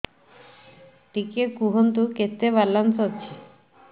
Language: Odia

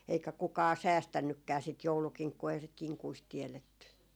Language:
Finnish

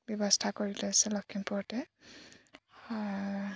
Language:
Assamese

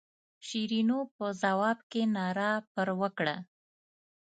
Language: Pashto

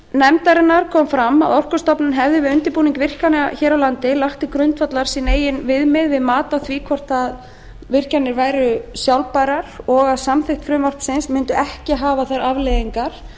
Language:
Icelandic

